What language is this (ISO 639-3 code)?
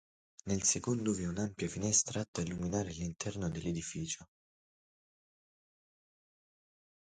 ita